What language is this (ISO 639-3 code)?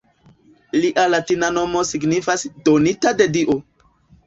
epo